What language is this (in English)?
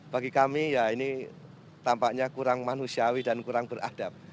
Indonesian